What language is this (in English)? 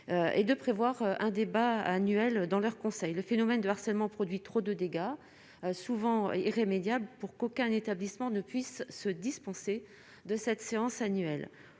French